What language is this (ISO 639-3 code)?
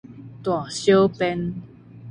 nan